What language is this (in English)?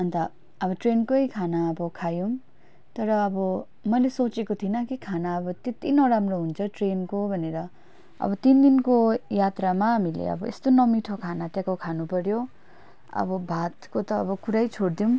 Nepali